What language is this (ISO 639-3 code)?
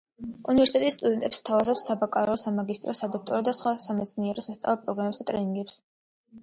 kat